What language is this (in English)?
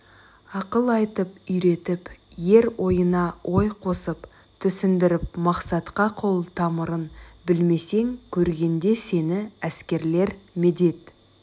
Kazakh